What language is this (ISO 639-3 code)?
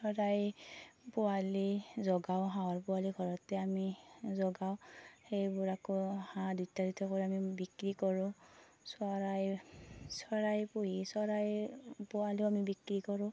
asm